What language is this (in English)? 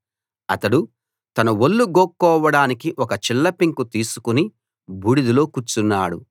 Telugu